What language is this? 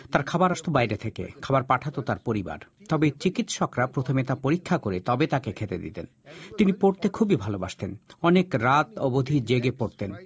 Bangla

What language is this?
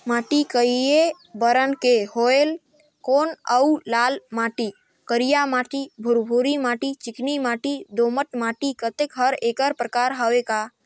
Chhattisgarhi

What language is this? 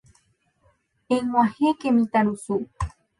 Guarani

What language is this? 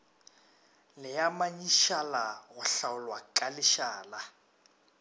Northern Sotho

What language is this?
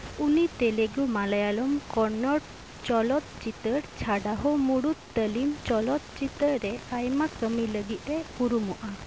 Santali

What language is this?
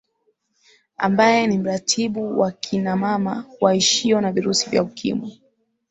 Swahili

